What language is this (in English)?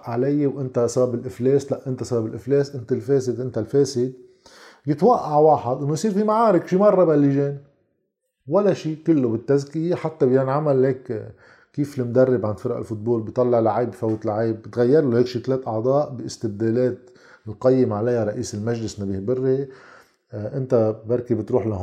Arabic